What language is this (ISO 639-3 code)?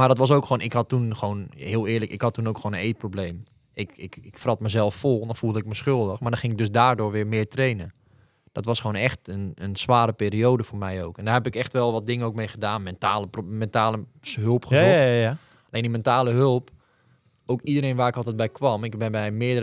nld